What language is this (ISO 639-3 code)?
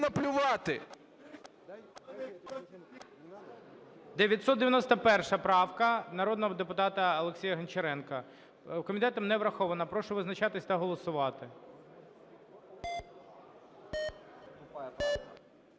ukr